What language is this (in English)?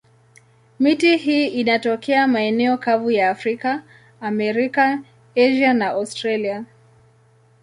Swahili